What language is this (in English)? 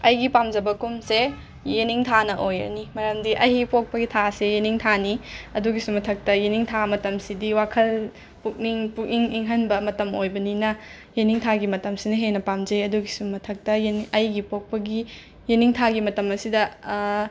Manipuri